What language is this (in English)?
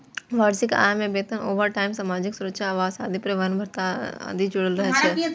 Maithili